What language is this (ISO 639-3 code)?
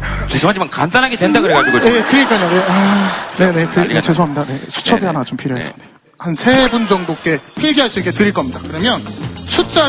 kor